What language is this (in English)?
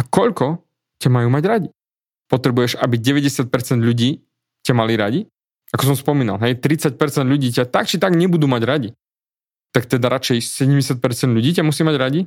Slovak